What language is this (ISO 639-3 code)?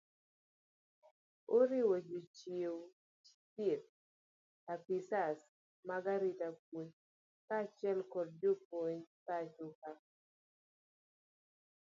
luo